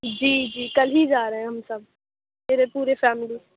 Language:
Urdu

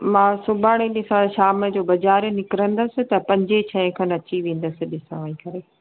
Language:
Sindhi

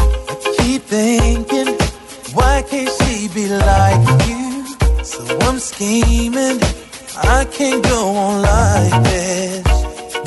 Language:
Hungarian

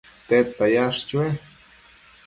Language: Matsés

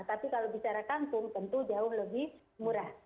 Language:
Indonesian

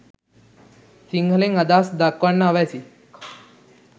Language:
Sinhala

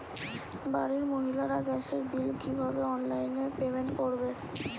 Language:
Bangla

